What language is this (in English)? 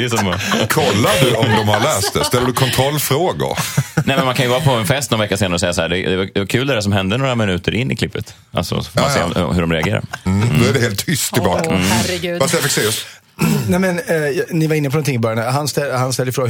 Swedish